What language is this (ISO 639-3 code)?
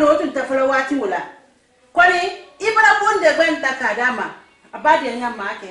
fra